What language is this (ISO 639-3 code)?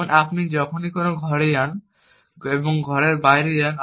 ben